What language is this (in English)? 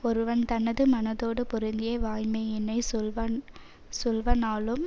Tamil